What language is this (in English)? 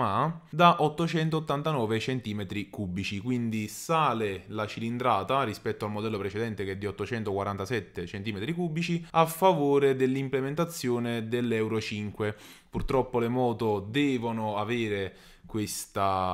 Italian